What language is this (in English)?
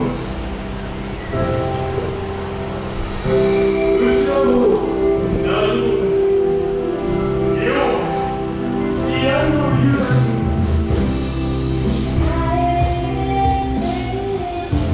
Japanese